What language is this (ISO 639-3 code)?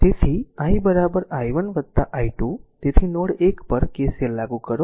guj